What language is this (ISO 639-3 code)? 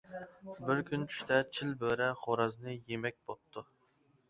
uig